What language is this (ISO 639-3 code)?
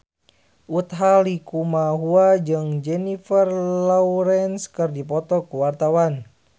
sun